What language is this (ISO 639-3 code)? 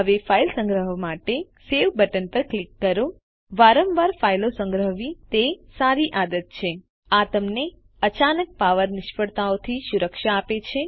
guj